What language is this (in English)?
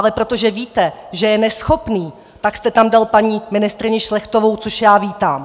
Czech